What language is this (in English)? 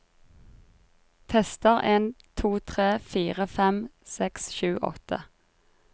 Norwegian